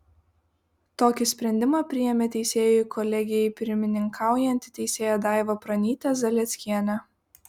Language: Lithuanian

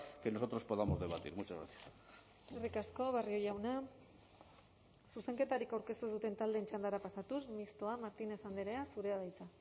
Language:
Basque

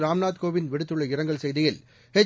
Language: Tamil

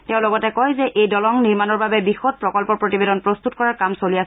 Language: Assamese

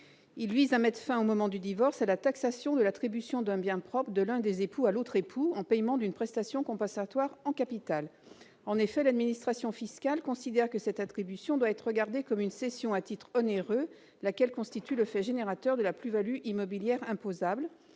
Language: French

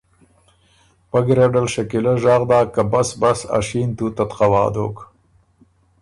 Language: Ormuri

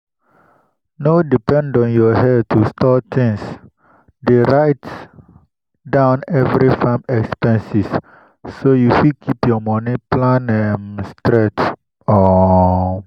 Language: Nigerian Pidgin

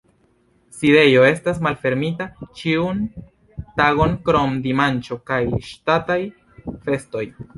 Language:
Esperanto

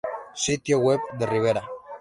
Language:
Spanish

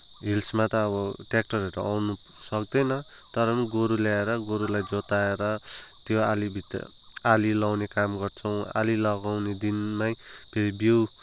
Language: Nepali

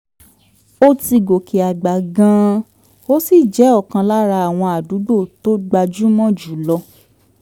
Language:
Yoruba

